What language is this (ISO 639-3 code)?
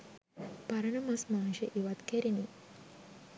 sin